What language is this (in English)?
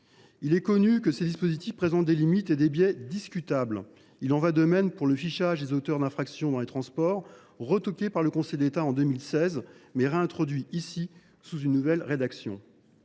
French